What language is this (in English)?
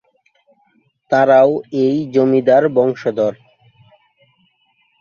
Bangla